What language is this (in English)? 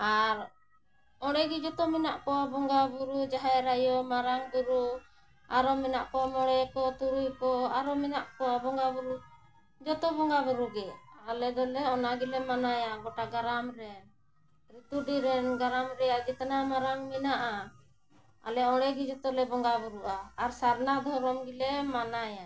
Santali